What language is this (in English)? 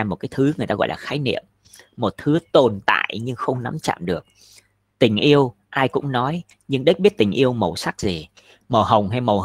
Vietnamese